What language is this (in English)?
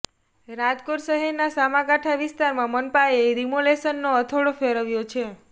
Gujarati